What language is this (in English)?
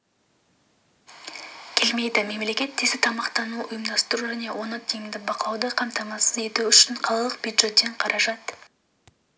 Kazakh